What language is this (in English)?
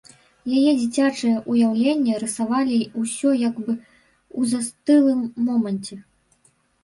Belarusian